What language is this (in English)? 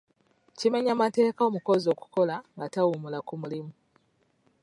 Ganda